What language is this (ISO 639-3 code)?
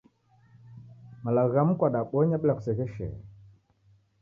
dav